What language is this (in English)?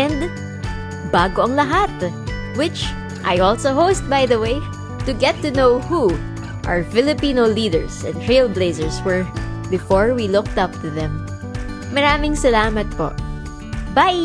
Filipino